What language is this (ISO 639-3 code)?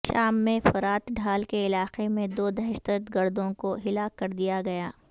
urd